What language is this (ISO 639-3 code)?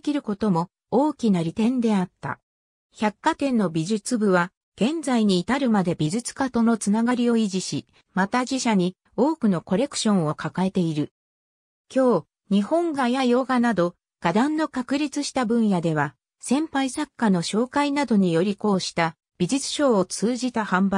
jpn